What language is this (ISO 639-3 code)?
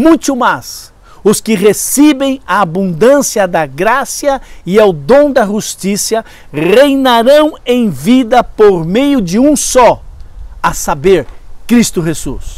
por